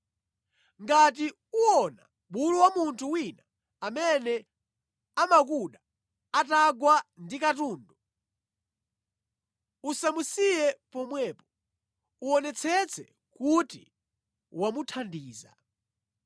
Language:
Nyanja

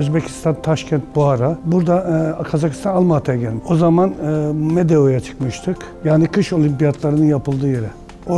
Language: Turkish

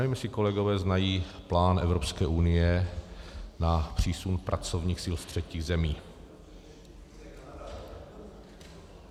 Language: Czech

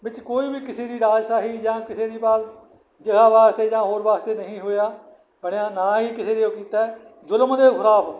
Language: Punjabi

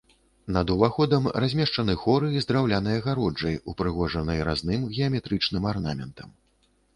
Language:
Belarusian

